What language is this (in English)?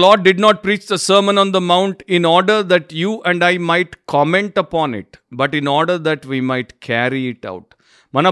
Telugu